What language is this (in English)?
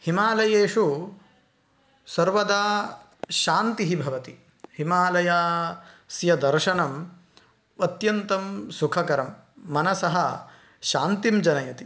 Sanskrit